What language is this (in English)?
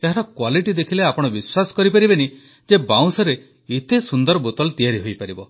Odia